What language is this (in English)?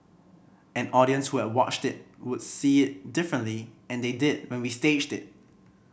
English